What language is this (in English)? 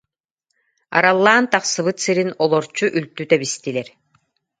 Yakut